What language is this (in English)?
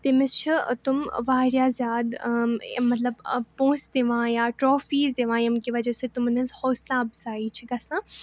Kashmiri